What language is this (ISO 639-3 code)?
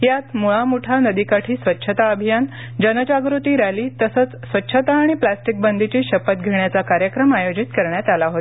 mar